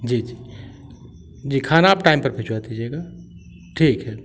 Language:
Hindi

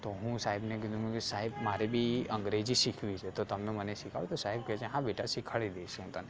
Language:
Gujarati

